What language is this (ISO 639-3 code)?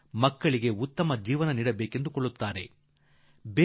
kan